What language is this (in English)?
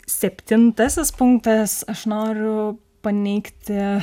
Lithuanian